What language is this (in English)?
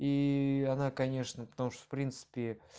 Russian